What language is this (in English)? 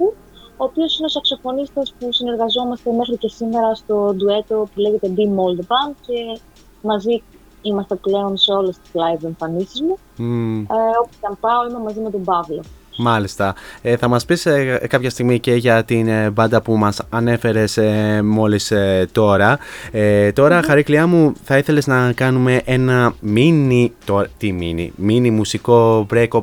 Greek